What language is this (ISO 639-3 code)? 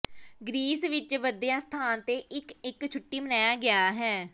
pan